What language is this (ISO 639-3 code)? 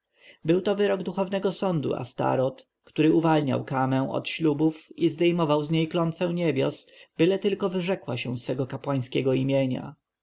pol